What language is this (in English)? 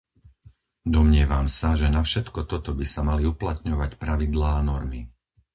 Slovak